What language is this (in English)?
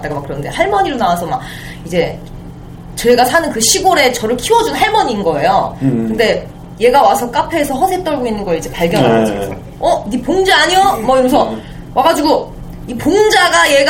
Korean